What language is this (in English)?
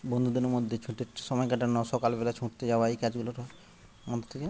Bangla